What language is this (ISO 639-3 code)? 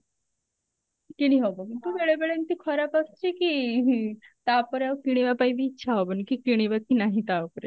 ori